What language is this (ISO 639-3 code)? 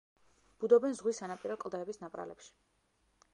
kat